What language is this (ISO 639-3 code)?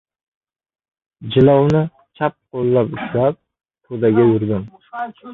uzb